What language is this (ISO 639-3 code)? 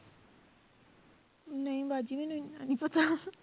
pan